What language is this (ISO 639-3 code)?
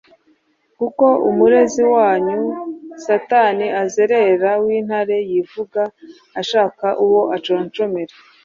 kin